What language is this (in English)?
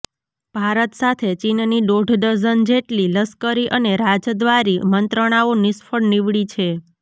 Gujarati